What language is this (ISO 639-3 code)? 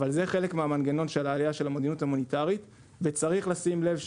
heb